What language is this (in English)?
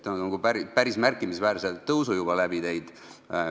Estonian